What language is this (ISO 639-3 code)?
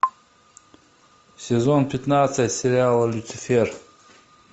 rus